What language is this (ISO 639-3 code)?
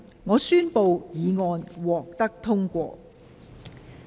yue